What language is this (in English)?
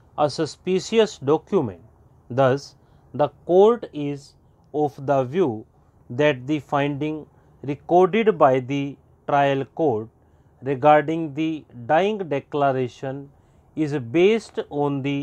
English